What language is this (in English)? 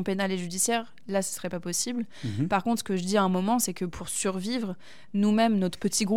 French